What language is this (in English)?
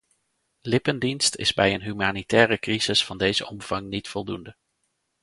Dutch